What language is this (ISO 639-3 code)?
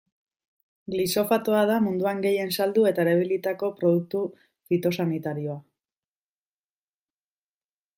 eus